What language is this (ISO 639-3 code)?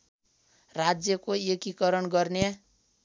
nep